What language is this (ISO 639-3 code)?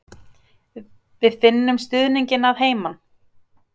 isl